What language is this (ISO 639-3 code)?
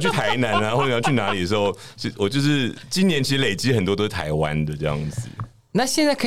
zho